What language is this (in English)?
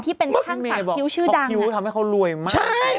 Thai